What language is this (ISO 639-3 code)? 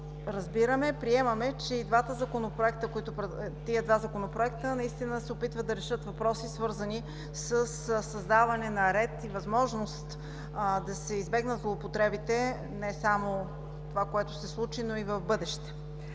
bul